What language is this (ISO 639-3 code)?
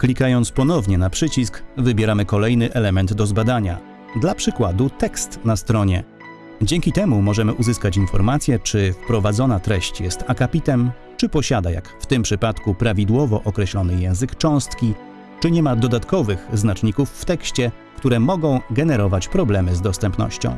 pol